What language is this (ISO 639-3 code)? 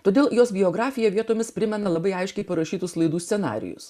lit